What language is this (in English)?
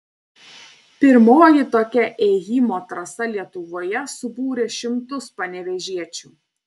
Lithuanian